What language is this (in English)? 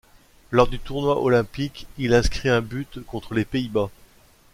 French